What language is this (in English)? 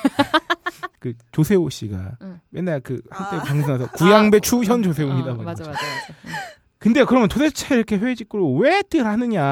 Korean